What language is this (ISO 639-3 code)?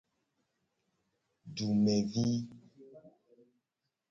gej